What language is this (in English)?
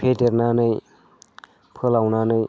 Bodo